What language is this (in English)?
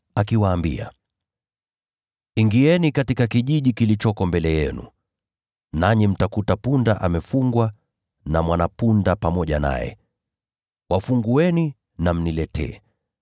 Swahili